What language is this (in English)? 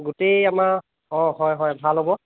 Assamese